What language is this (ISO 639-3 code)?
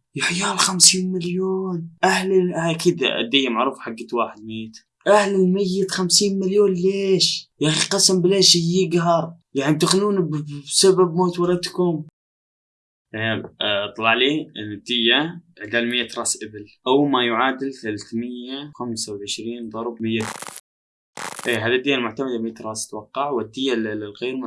ara